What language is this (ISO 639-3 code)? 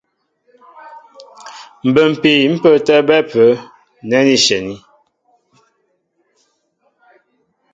mbo